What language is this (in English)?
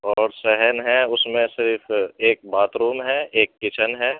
Urdu